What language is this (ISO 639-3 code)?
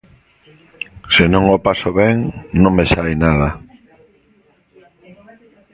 glg